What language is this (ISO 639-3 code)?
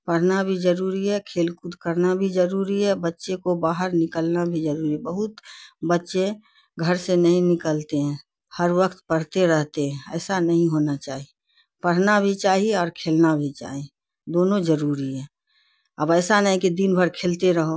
urd